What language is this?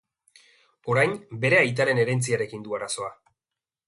Basque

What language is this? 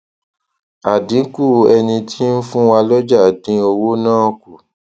Yoruba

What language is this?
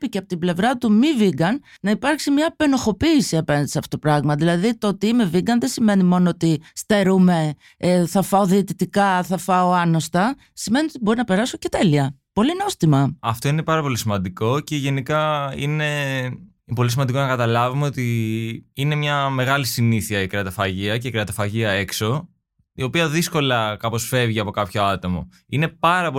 Greek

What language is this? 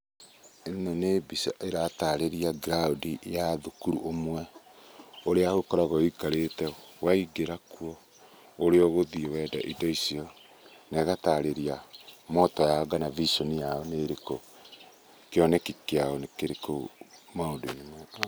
Kikuyu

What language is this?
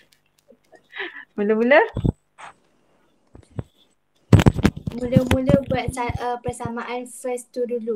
Malay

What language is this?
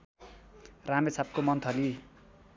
Nepali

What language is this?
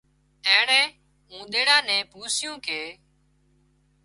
Wadiyara Koli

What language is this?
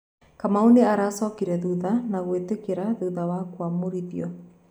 Kikuyu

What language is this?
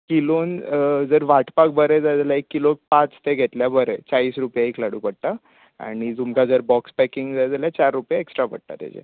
Konkani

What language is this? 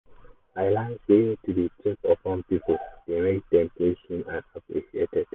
Nigerian Pidgin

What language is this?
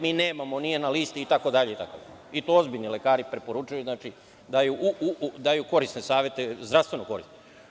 Serbian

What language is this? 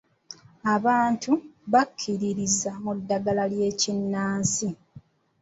Ganda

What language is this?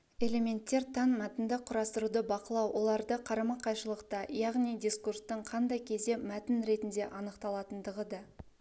Kazakh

